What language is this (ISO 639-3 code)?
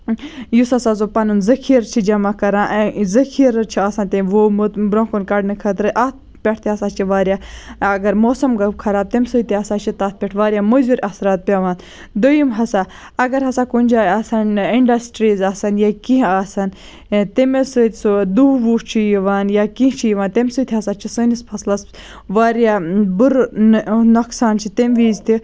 kas